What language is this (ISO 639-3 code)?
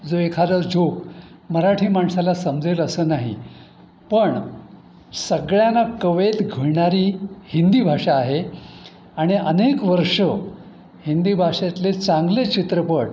mar